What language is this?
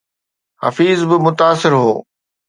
Sindhi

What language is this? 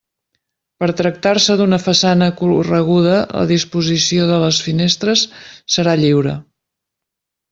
Catalan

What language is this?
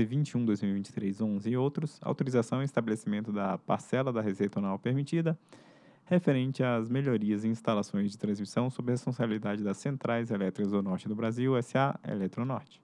Portuguese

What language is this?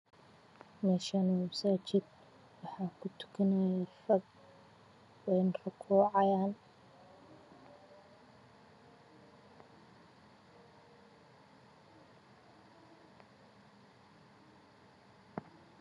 Somali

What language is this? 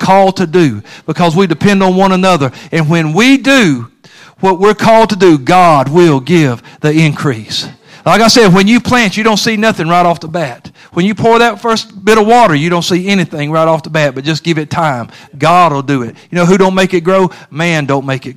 English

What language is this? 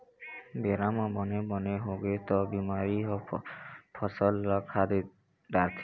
Chhattisgarhi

